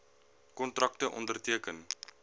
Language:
Afrikaans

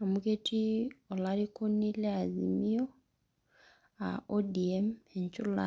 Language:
Masai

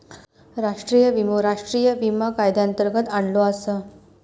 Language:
Marathi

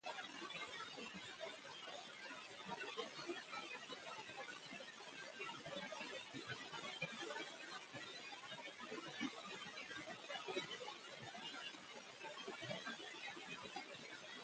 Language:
Arabic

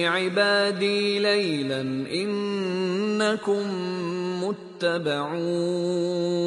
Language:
Persian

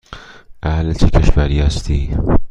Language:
Persian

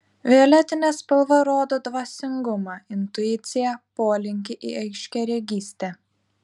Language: Lithuanian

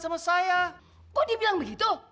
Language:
Indonesian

